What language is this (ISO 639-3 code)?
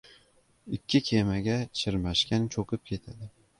uzb